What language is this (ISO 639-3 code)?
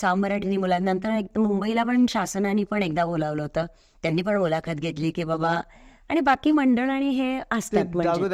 mar